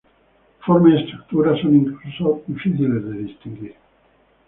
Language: Spanish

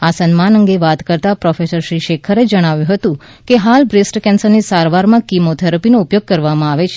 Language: Gujarati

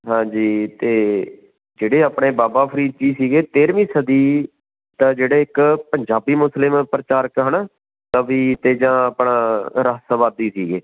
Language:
Punjabi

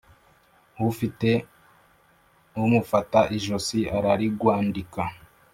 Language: Kinyarwanda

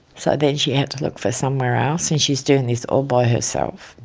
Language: English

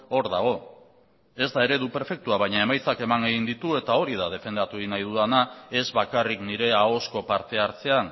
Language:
Basque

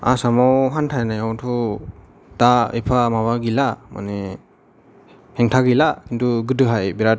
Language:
Bodo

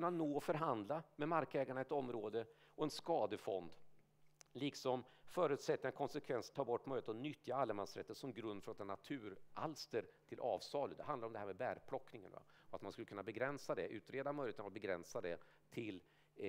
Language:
Swedish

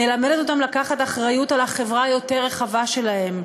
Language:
Hebrew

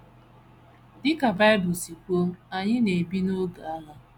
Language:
Igbo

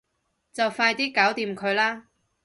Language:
Cantonese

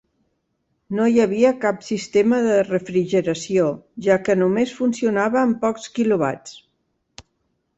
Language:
Catalan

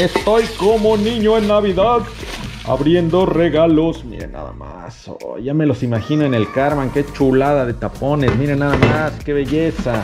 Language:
Spanish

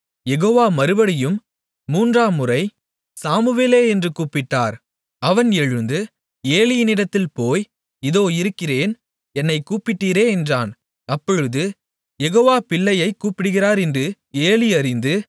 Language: Tamil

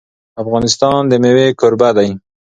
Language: Pashto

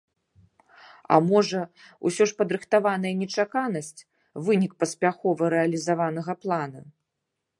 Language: Belarusian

